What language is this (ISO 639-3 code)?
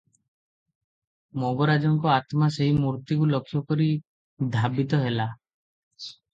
ori